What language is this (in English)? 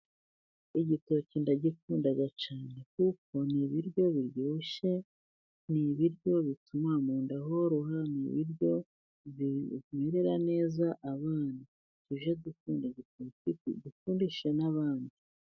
Kinyarwanda